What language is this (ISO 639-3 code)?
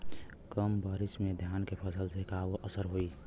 bho